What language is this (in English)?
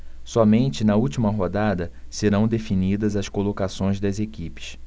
Portuguese